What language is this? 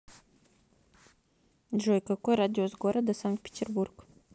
Russian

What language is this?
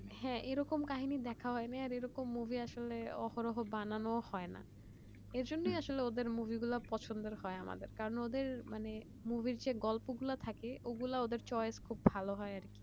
Bangla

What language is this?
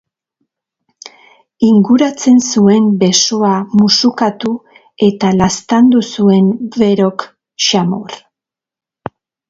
Basque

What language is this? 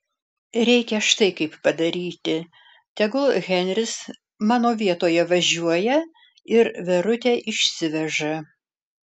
Lithuanian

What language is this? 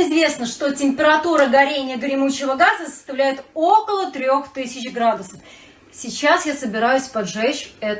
Russian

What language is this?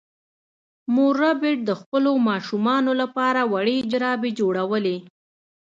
Pashto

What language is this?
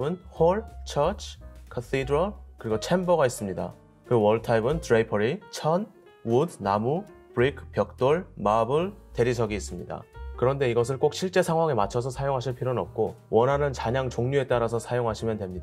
Korean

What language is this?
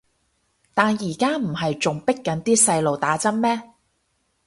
Cantonese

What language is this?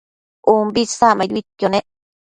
Matsés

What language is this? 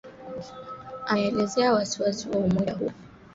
Swahili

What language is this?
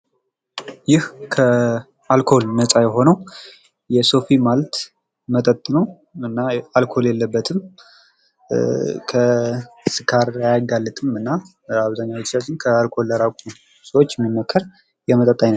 Amharic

